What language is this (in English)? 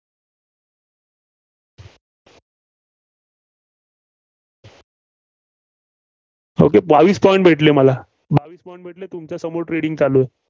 Marathi